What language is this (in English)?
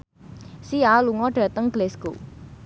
Javanese